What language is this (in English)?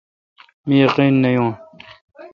Kalkoti